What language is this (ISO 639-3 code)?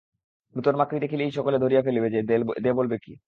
ben